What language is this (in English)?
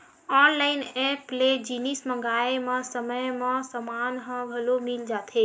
Chhattisgarhi